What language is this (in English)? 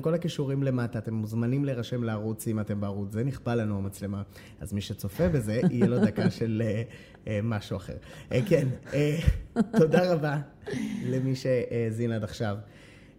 Hebrew